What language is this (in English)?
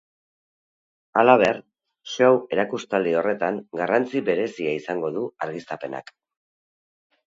Basque